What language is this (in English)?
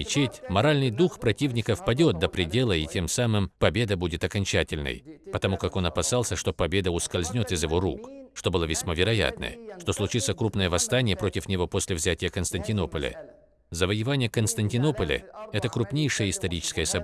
Russian